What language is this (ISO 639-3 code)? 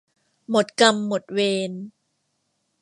tha